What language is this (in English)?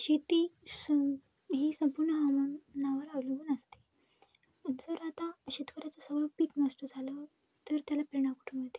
Marathi